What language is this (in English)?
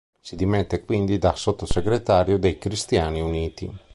Italian